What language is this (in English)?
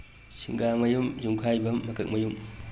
Manipuri